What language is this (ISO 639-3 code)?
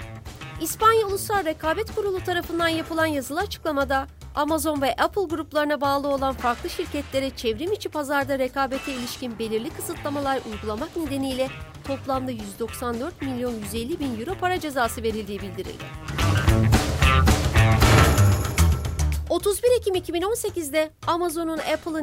tur